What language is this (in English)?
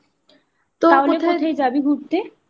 Bangla